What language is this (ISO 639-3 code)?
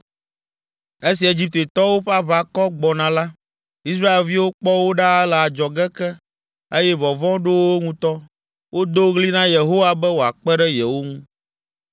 ewe